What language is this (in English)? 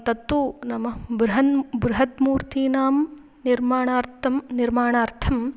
Sanskrit